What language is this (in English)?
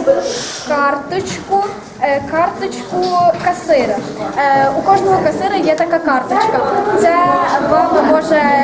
Ukrainian